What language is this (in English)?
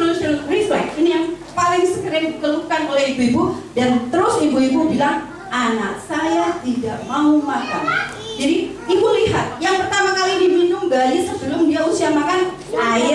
Indonesian